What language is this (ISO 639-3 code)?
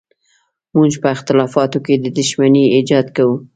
pus